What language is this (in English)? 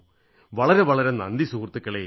Malayalam